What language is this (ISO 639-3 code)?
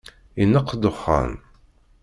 kab